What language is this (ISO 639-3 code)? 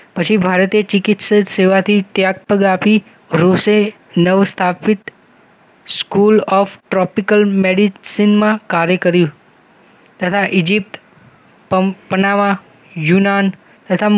guj